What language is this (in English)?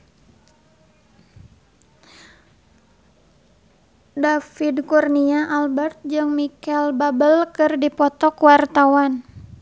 Sundanese